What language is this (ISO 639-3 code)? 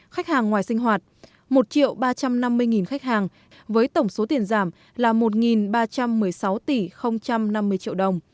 vie